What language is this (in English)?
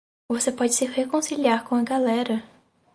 Portuguese